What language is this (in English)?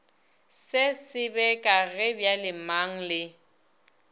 Northern Sotho